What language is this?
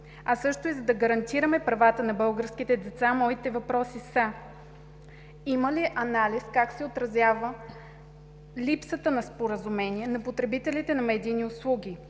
Bulgarian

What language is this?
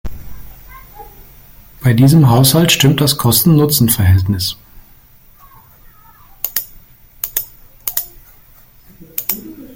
German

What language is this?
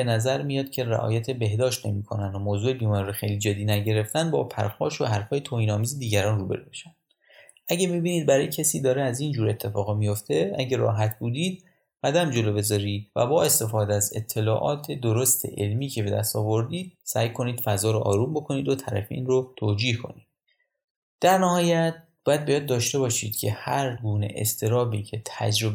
Persian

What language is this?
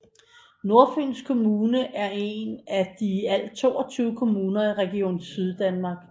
Danish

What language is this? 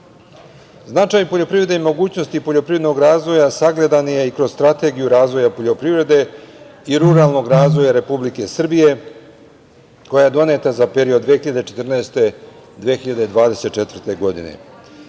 Serbian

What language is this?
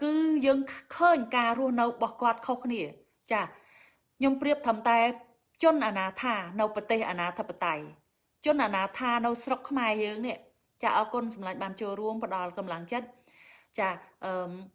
Vietnamese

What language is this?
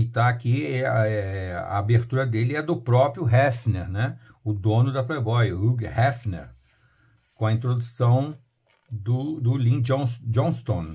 Portuguese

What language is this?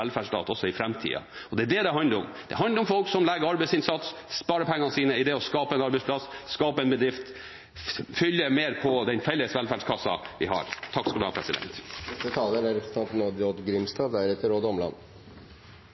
Norwegian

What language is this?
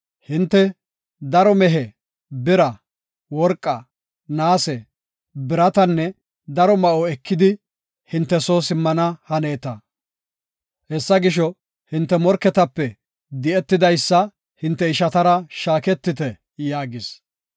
Gofa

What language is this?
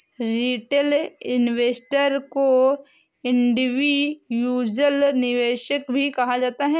Hindi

